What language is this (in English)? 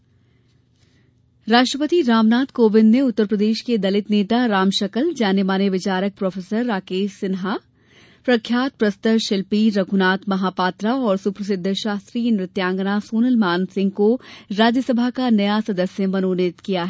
Hindi